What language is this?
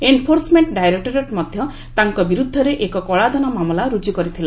Odia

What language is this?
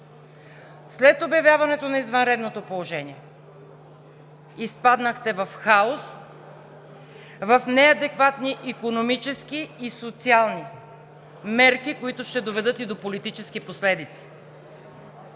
Bulgarian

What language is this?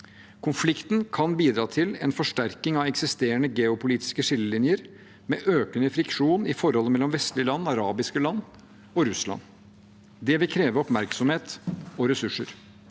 Norwegian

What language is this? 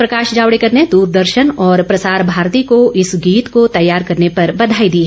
Hindi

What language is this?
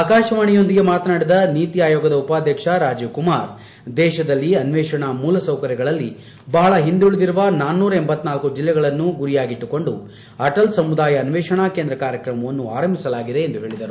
Kannada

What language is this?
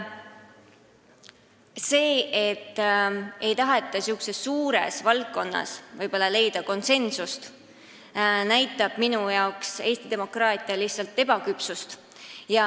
Estonian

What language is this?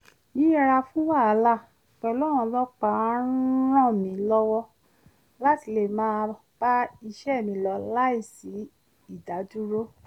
Yoruba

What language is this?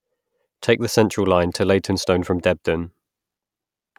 English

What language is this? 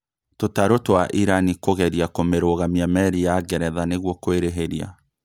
Kikuyu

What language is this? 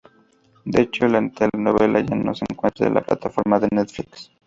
Spanish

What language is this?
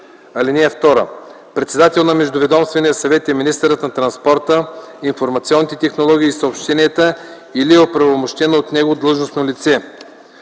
Bulgarian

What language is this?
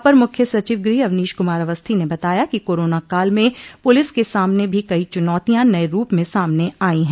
Hindi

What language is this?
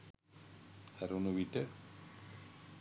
Sinhala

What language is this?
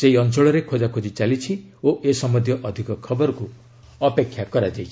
Odia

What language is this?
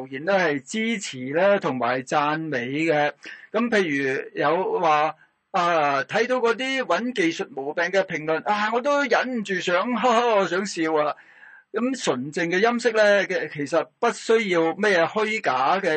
Chinese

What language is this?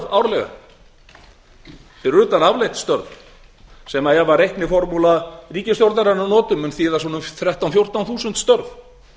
Icelandic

